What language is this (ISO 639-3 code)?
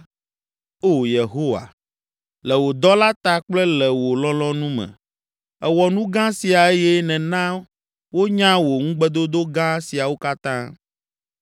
ewe